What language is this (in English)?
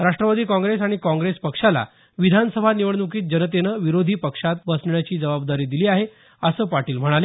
Marathi